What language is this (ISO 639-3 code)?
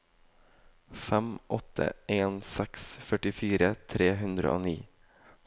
nor